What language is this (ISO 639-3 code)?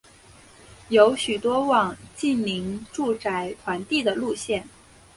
zho